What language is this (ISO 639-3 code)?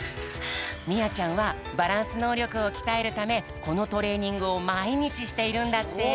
jpn